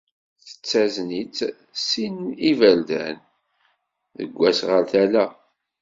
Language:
Kabyle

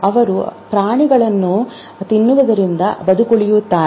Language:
Kannada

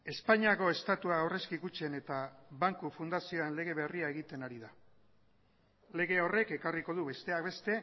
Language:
Basque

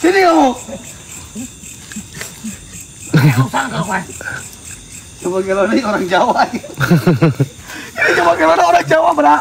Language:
Indonesian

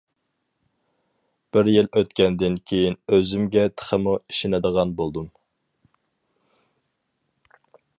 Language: Uyghur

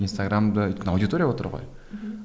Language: Kazakh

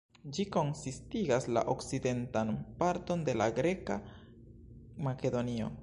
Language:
Esperanto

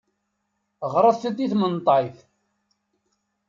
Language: Kabyle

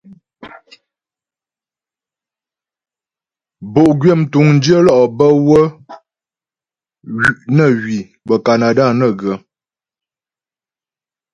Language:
Ghomala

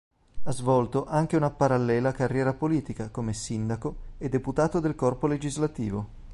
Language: Italian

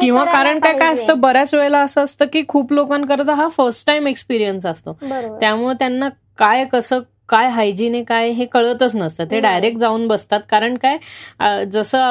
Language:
Marathi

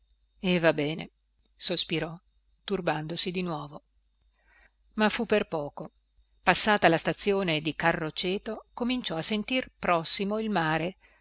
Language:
Italian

